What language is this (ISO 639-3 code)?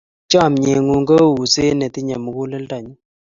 kln